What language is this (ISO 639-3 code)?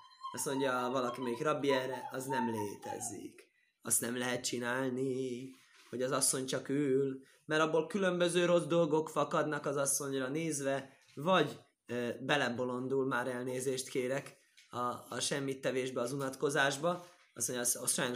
hun